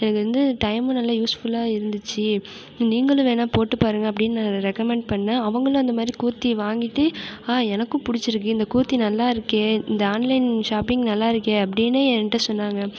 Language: Tamil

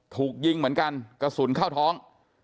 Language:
Thai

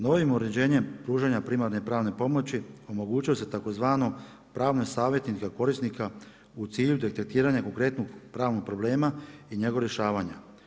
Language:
Croatian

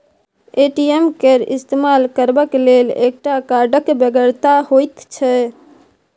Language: Maithili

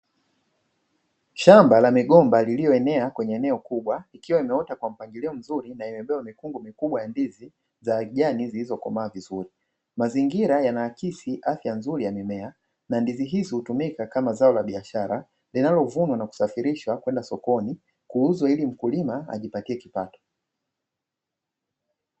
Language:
Swahili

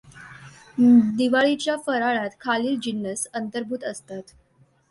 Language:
Marathi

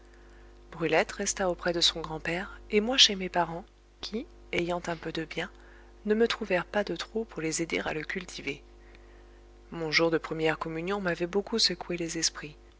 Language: French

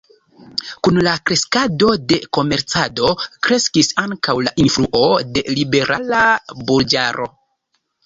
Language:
Esperanto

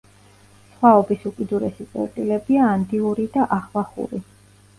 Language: Georgian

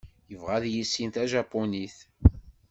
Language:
Kabyle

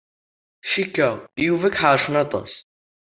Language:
Kabyle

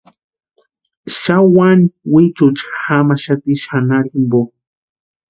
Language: Western Highland Purepecha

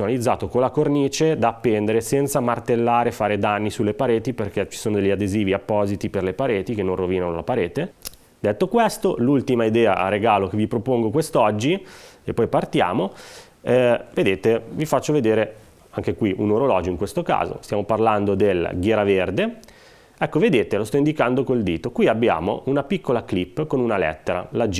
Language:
Italian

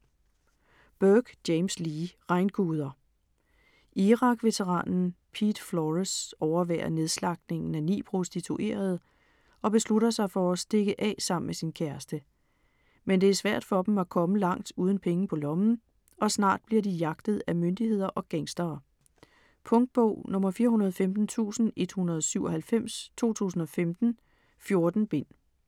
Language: Danish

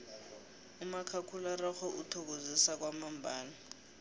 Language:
South Ndebele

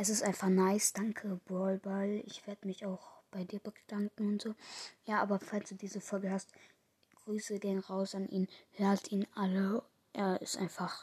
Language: German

